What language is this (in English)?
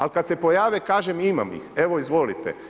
Croatian